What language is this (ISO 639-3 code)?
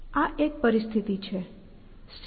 guj